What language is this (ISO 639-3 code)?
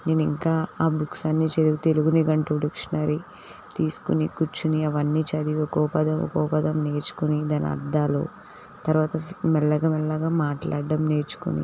tel